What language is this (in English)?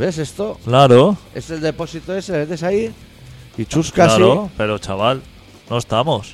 Spanish